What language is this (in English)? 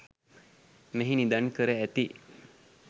Sinhala